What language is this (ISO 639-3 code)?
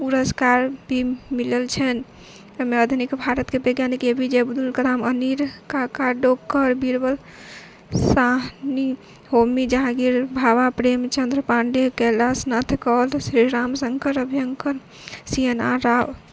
mai